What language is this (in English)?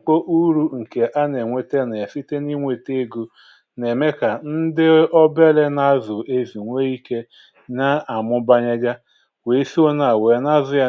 Igbo